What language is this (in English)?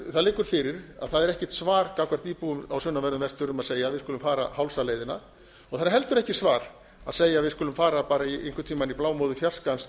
Icelandic